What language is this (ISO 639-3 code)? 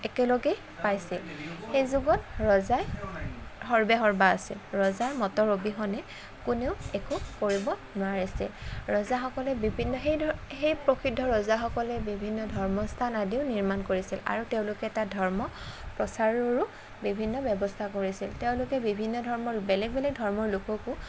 asm